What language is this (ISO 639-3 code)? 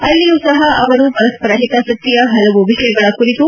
kan